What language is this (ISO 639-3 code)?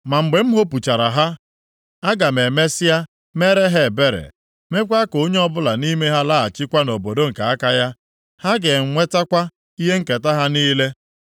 ibo